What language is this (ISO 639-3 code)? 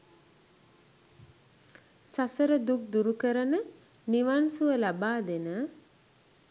sin